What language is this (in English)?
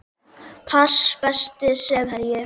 Icelandic